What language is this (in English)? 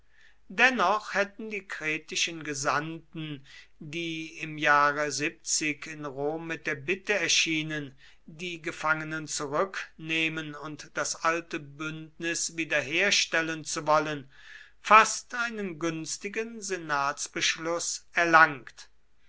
German